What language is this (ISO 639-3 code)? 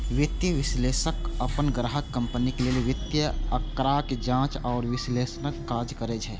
mai